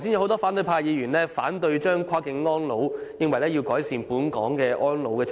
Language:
Cantonese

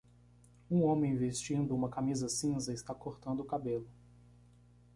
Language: Portuguese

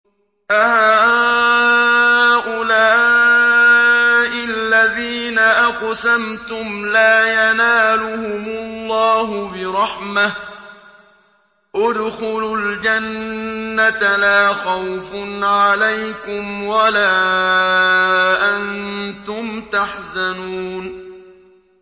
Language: Arabic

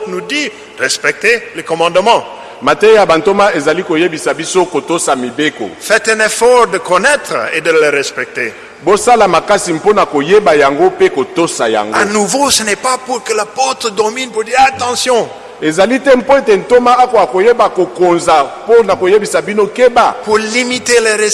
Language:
French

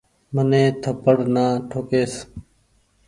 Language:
Goaria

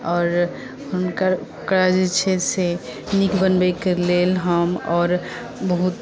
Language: Maithili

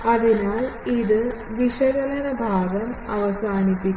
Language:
Malayalam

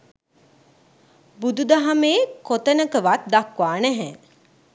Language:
Sinhala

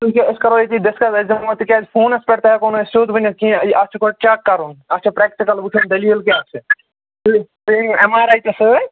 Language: Kashmiri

